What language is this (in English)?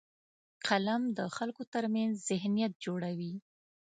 Pashto